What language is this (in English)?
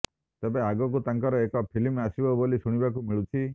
Odia